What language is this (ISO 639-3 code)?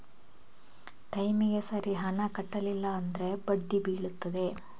kan